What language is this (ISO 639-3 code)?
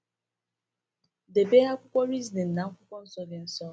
ibo